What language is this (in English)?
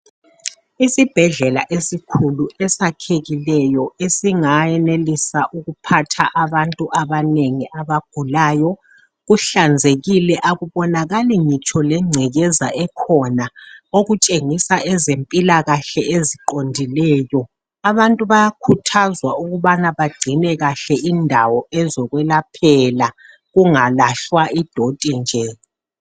North Ndebele